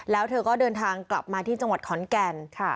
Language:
Thai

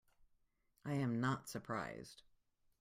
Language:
English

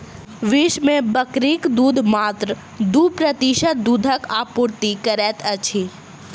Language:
Maithili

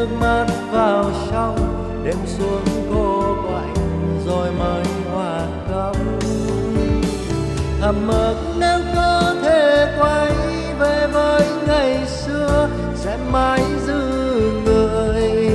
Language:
Vietnamese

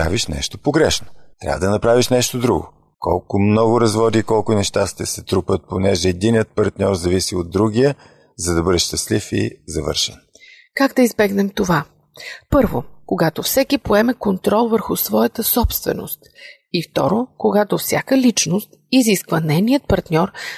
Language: Bulgarian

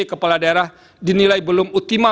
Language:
Indonesian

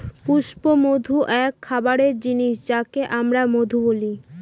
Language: Bangla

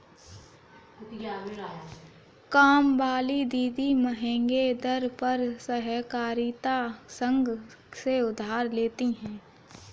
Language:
Hindi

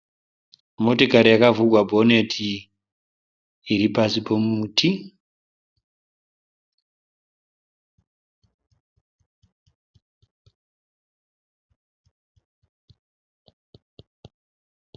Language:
Shona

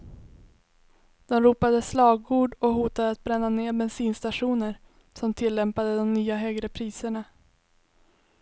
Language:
Swedish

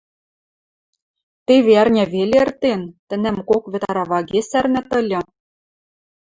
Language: Western Mari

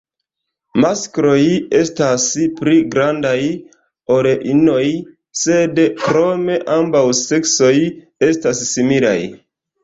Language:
Esperanto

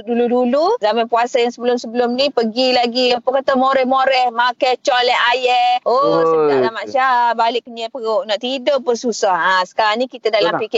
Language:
Malay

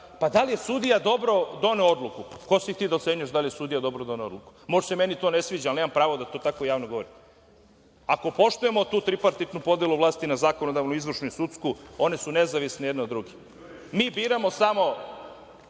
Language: Serbian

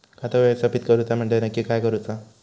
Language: Marathi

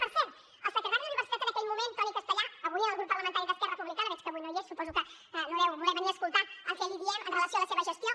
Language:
Catalan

